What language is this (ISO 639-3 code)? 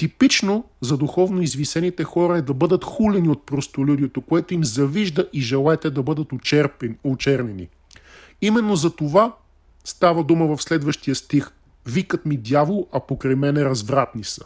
bul